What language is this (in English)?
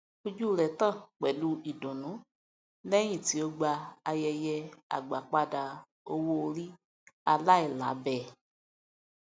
Yoruba